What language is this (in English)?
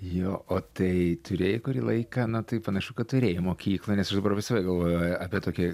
Lithuanian